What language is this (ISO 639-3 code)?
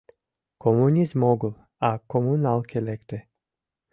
chm